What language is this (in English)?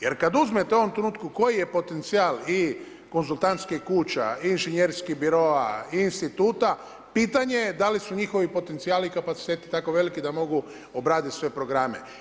Croatian